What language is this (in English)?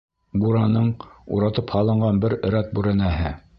Bashkir